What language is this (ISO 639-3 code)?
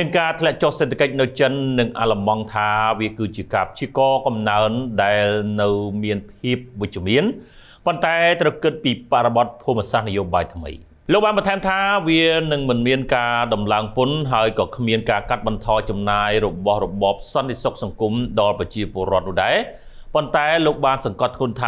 tha